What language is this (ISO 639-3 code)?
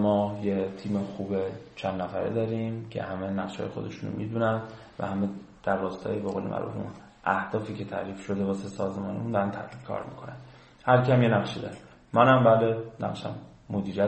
fas